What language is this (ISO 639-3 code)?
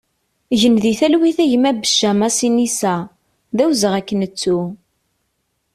kab